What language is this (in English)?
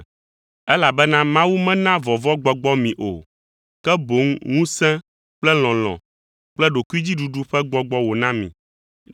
Ewe